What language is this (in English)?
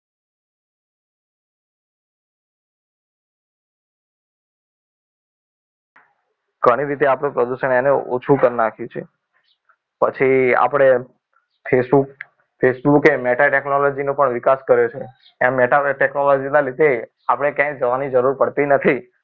Gujarati